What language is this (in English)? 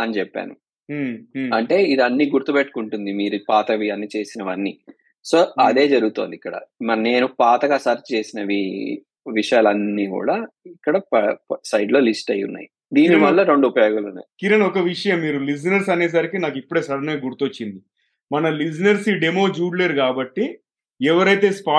Telugu